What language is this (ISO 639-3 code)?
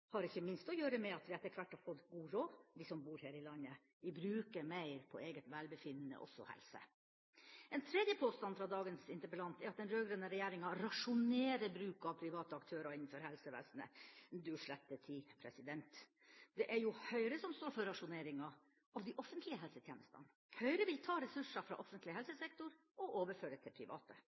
nob